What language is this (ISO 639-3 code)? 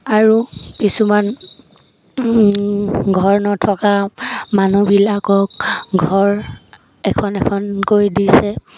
asm